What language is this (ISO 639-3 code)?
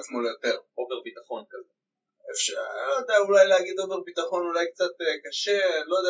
heb